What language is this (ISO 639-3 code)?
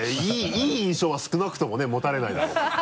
jpn